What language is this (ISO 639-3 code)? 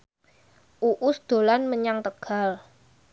jav